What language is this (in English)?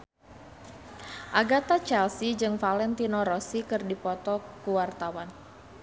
Sundanese